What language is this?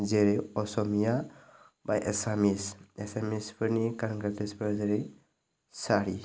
Bodo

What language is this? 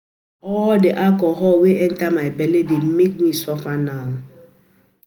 Nigerian Pidgin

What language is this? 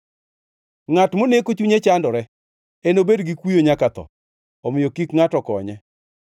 Luo (Kenya and Tanzania)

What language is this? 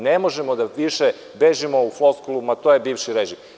Serbian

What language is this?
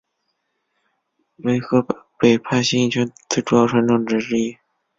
Chinese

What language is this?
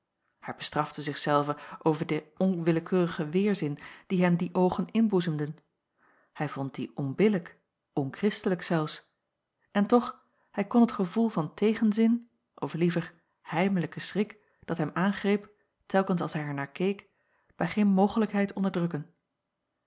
Dutch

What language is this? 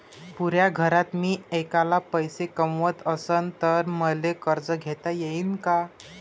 Marathi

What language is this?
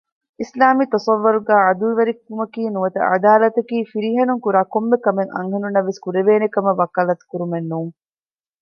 Divehi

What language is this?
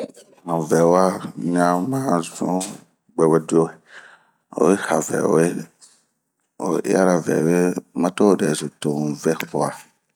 Bomu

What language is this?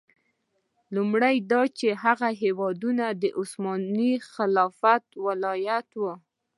Pashto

